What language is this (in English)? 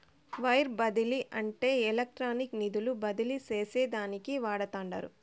Telugu